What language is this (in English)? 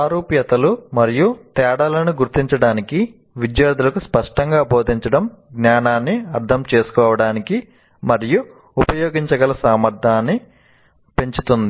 Telugu